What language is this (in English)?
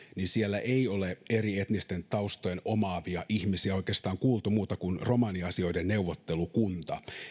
Finnish